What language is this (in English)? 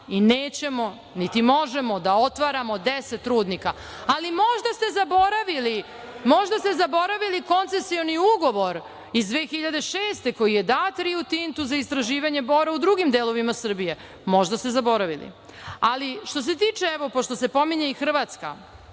Serbian